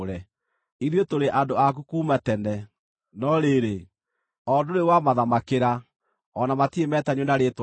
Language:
Kikuyu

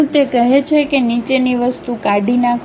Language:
Gujarati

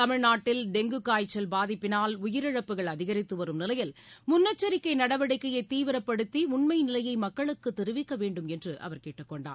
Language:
Tamil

